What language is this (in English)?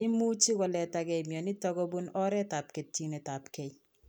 Kalenjin